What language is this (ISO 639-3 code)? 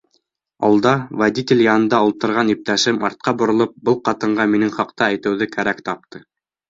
bak